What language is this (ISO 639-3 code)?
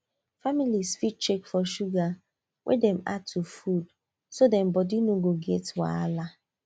pcm